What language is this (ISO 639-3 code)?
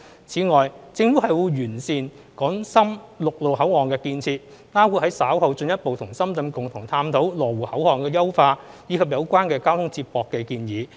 yue